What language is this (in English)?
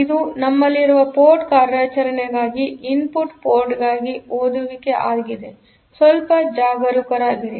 Kannada